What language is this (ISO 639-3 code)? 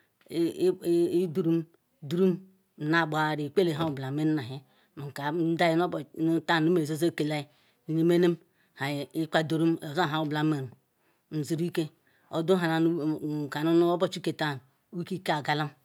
ikw